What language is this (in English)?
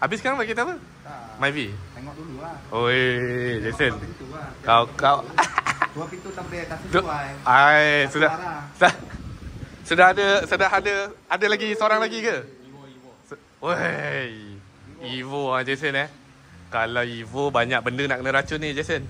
Malay